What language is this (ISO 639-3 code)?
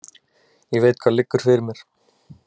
isl